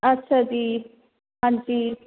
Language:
Punjabi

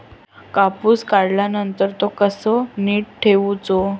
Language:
Marathi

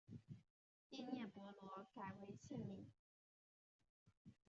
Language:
Chinese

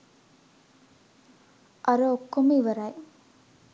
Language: Sinhala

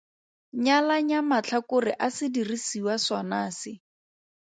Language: Tswana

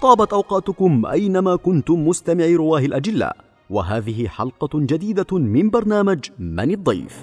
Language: Arabic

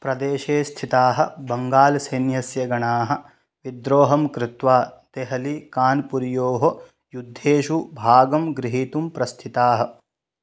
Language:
Sanskrit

